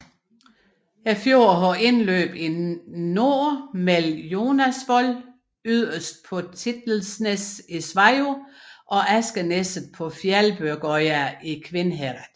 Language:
Danish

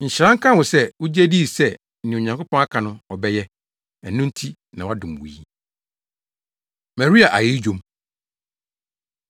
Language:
Akan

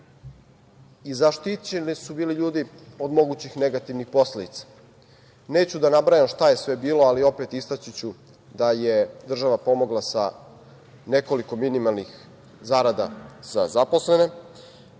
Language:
Serbian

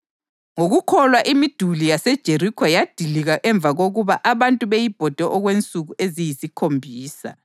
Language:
North Ndebele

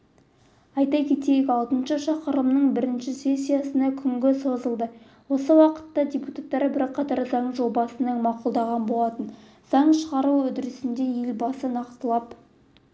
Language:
Kazakh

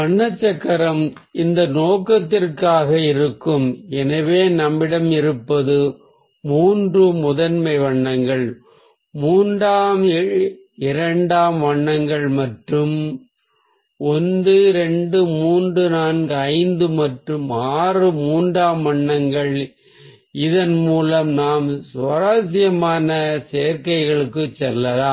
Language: Tamil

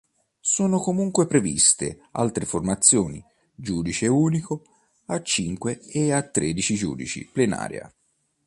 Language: Italian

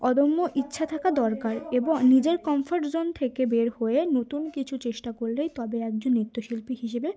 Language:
Bangla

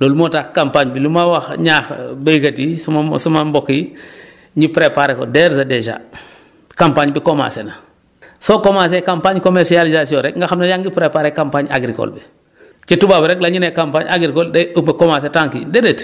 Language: Wolof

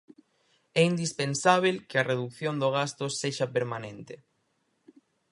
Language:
Galician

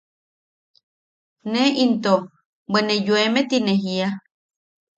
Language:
Yaqui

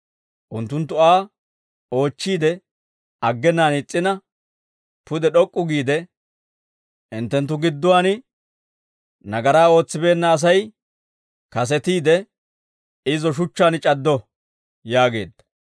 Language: Dawro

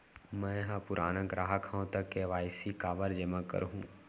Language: Chhattisgarhi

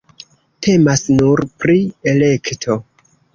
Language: Esperanto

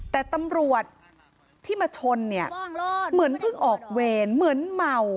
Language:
Thai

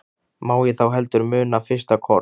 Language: Icelandic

